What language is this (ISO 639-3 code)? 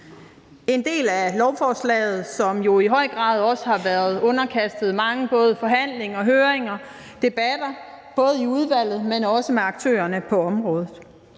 dan